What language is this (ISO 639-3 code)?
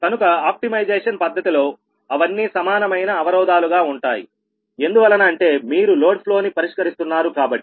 tel